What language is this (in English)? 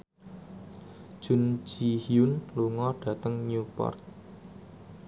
Javanese